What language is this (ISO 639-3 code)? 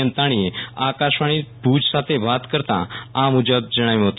guj